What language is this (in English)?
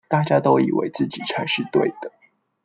Chinese